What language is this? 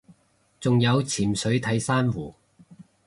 Cantonese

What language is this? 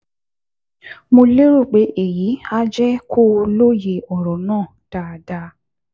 Yoruba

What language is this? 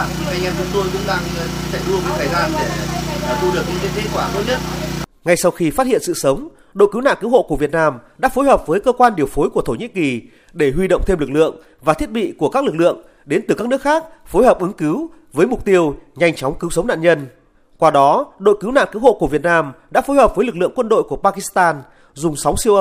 Vietnamese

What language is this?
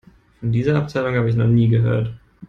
German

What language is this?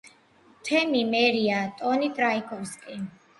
Georgian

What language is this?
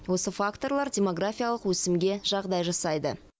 Kazakh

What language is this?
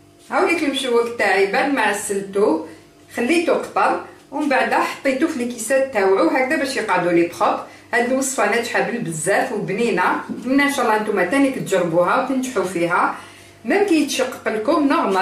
Arabic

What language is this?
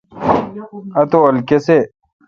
Kalkoti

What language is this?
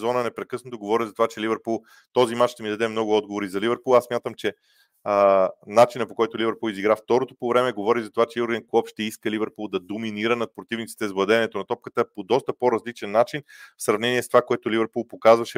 Bulgarian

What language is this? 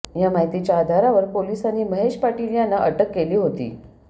Marathi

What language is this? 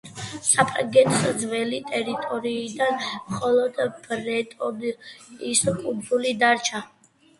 Georgian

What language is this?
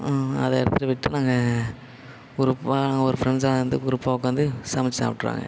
Tamil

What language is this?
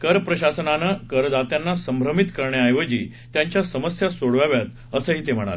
Marathi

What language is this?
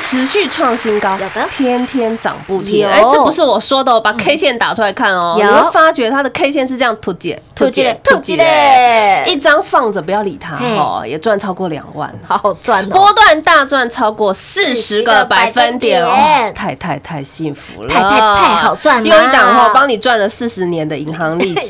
Chinese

